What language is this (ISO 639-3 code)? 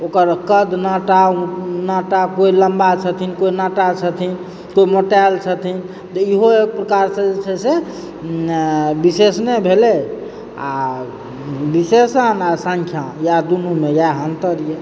mai